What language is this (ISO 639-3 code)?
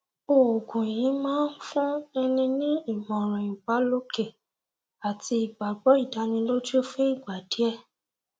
yor